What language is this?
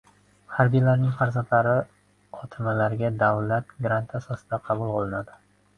Uzbek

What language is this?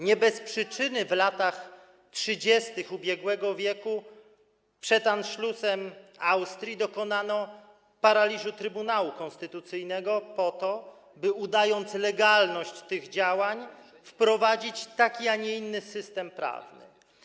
Polish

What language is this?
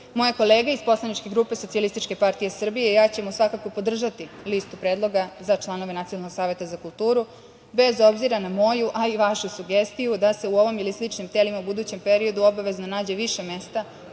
Serbian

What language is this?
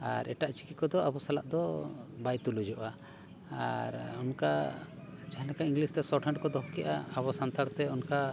Santali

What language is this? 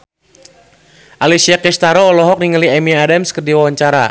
Sundanese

